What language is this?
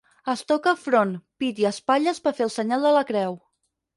Catalan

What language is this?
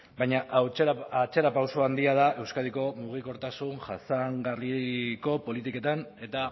Basque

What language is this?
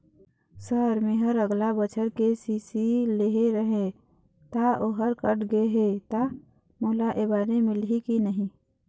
Chhattisgarhi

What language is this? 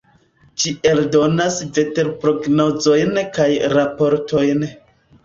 Esperanto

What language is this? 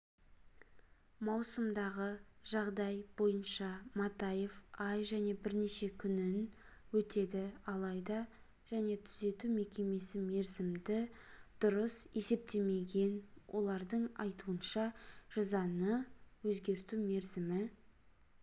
Kazakh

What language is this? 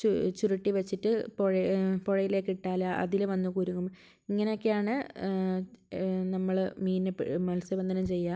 Malayalam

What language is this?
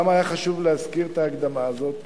Hebrew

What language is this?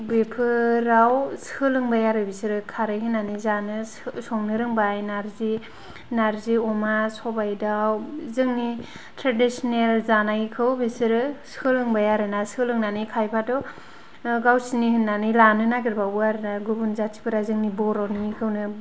Bodo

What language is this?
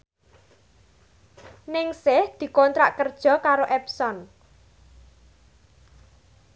Javanese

